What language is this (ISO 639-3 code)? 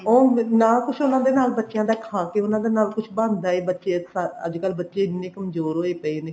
pan